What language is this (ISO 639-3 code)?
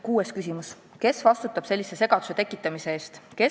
est